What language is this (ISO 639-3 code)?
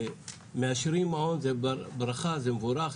heb